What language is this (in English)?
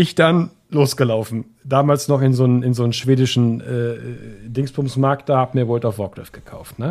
German